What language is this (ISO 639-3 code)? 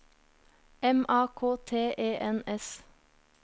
nor